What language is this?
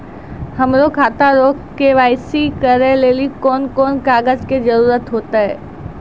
Maithili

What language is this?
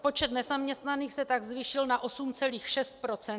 Czech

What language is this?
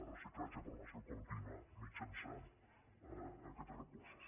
Catalan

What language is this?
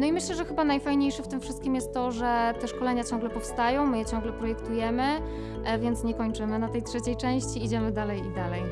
Polish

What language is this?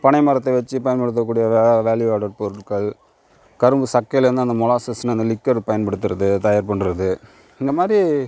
Tamil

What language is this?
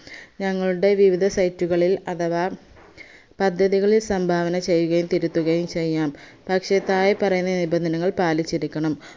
Malayalam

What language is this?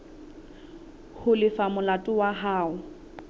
Southern Sotho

